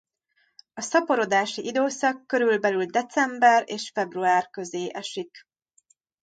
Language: Hungarian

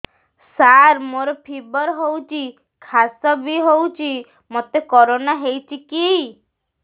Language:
Odia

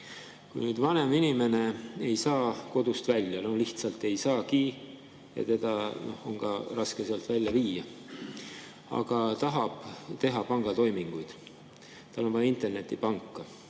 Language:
Estonian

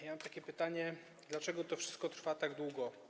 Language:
Polish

